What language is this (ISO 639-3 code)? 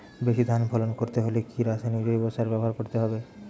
ben